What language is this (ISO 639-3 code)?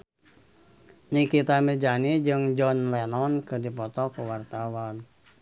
sun